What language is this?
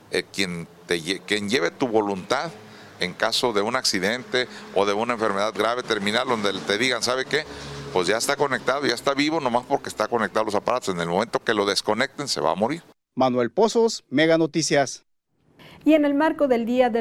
Spanish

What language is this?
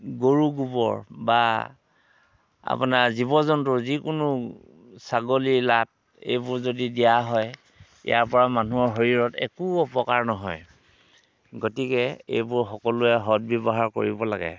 Assamese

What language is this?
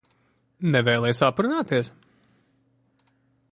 Latvian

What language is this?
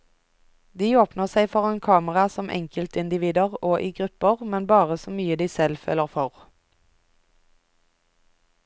Norwegian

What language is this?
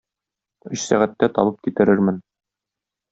Tatar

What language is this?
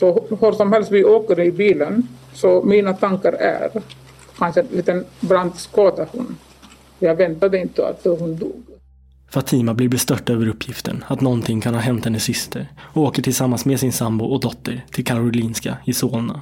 Swedish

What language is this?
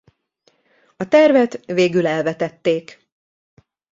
Hungarian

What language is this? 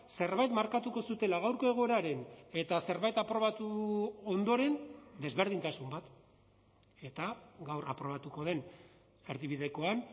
Basque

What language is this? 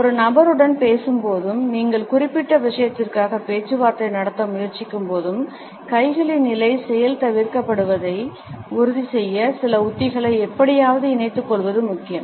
Tamil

